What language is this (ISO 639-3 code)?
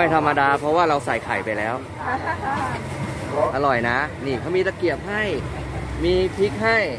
tha